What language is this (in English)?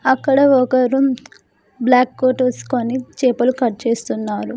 Telugu